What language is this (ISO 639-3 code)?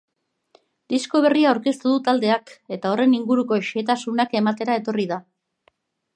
eus